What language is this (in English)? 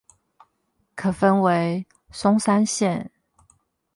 Chinese